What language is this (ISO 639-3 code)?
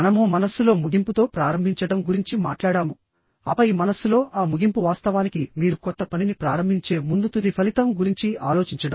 tel